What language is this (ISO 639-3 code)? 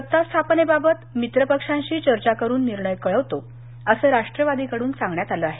mar